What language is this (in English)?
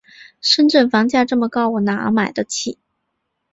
Chinese